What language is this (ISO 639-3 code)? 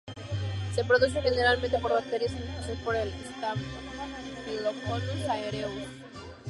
spa